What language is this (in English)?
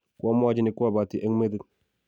Kalenjin